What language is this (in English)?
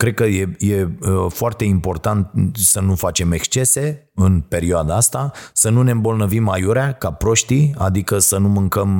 Romanian